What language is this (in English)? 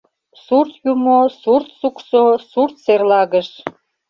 Mari